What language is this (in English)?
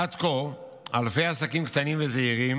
Hebrew